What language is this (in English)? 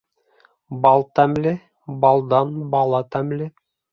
Bashkir